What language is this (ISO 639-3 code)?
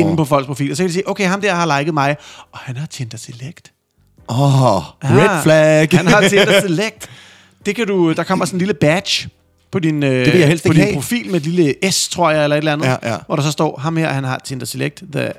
dan